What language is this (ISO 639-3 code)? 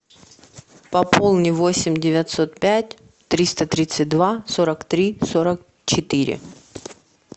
rus